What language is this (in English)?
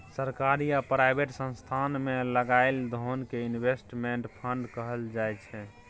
Maithili